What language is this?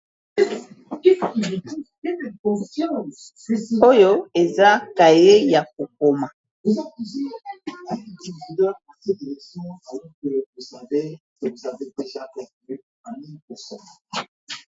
Lingala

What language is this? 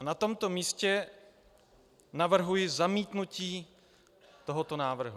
Czech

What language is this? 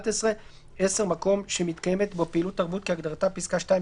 Hebrew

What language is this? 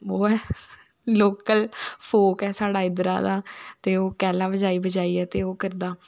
Dogri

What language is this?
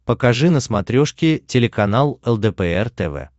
Russian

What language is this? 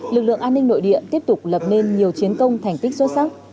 Vietnamese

